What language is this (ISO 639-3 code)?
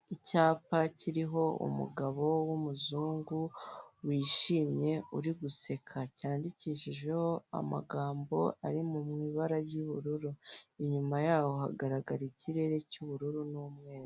kin